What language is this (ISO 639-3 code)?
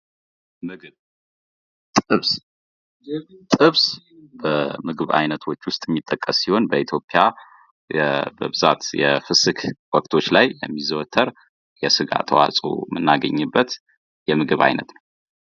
amh